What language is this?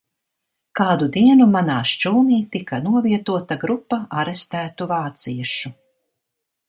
Latvian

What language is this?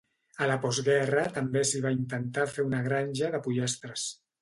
Catalan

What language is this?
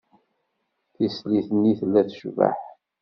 Kabyle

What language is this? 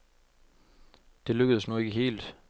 Danish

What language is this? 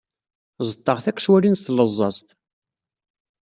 Kabyle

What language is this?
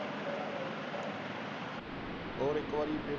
Punjabi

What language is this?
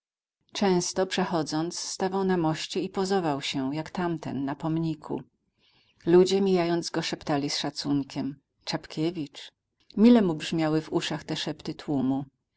Polish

